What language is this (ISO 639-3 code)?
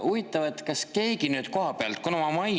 est